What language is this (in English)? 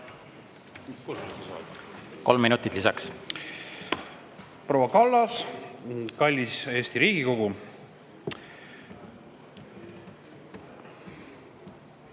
Estonian